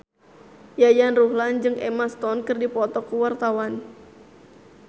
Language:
Sundanese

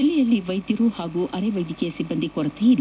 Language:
Kannada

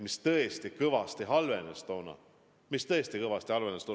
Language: Estonian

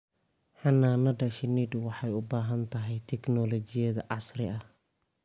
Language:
Somali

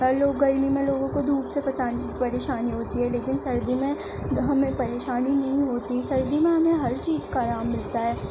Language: Urdu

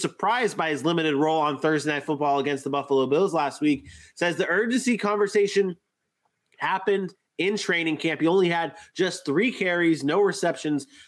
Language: English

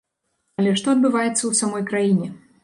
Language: Belarusian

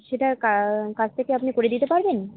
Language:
Bangla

